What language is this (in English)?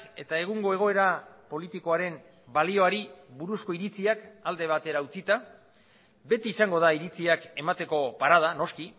Basque